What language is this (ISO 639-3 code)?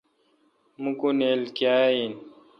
xka